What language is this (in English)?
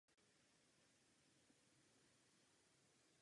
Czech